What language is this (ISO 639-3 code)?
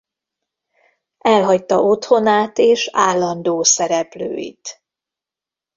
hun